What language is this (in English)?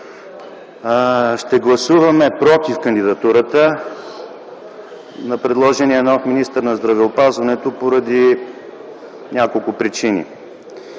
Bulgarian